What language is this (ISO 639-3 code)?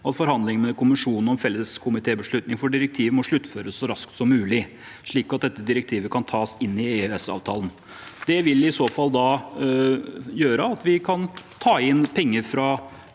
nor